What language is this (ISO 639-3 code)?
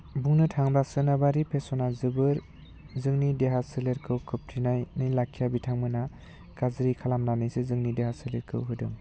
brx